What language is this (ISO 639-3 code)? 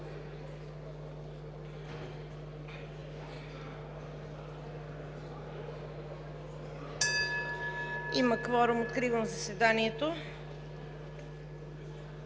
bul